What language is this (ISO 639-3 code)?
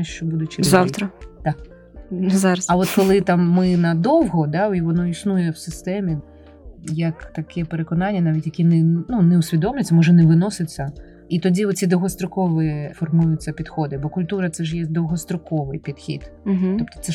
ukr